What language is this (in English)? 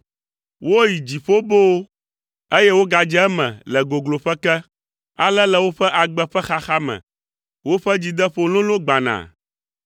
Ewe